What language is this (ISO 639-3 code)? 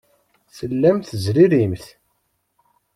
kab